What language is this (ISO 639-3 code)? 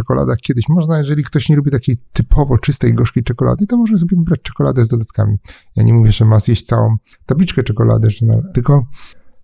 pol